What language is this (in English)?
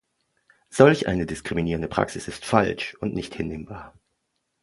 German